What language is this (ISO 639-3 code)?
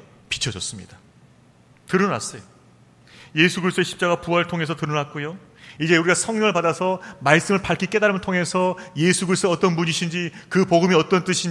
kor